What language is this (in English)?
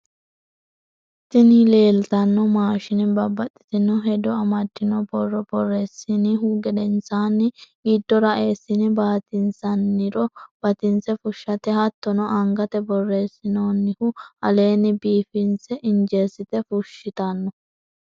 Sidamo